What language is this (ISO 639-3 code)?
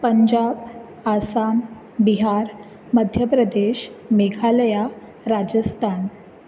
kok